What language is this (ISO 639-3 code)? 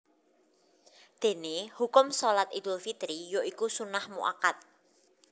jav